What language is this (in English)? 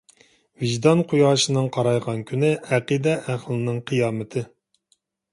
Uyghur